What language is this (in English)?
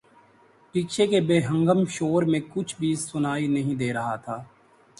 Urdu